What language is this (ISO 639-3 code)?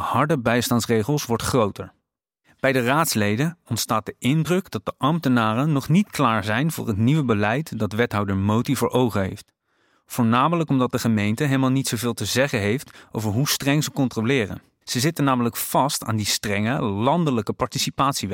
nld